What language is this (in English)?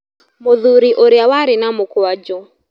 Kikuyu